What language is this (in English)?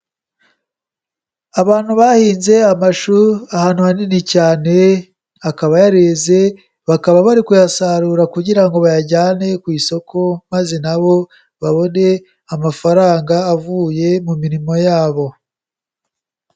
Kinyarwanda